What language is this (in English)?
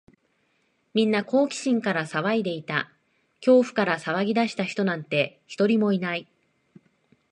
Japanese